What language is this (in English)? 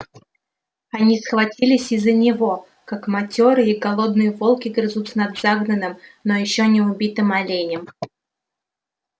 Russian